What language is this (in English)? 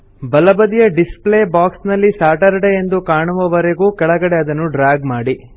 Kannada